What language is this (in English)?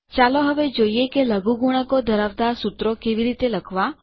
Gujarati